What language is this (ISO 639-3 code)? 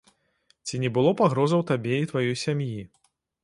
bel